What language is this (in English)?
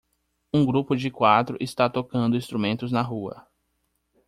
Portuguese